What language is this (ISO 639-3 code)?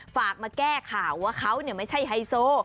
tha